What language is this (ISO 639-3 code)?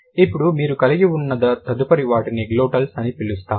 tel